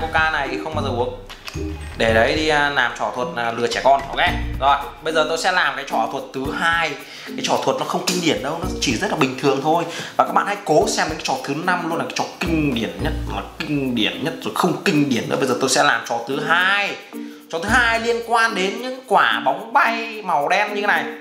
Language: Vietnamese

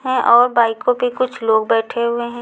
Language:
Hindi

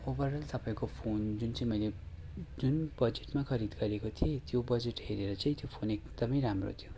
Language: Nepali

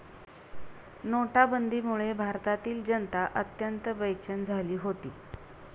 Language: Marathi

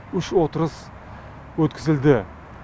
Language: Kazakh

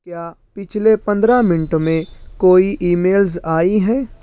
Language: Urdu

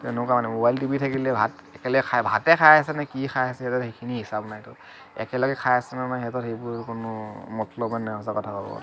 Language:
Assamese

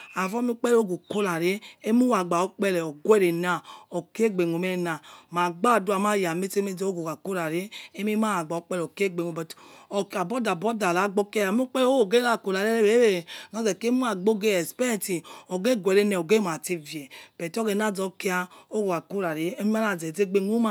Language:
Yekhee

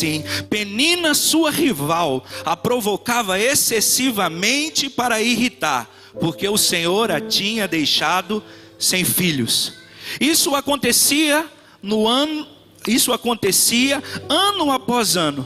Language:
Portuguese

